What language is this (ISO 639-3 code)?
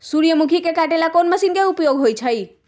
mag